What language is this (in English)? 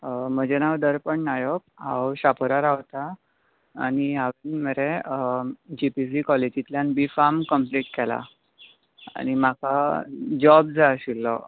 Konkani